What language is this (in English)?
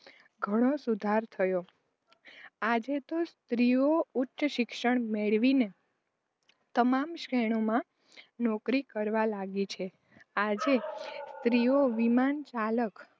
Gujarati